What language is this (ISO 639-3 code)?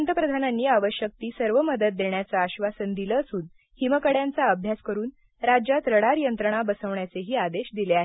mar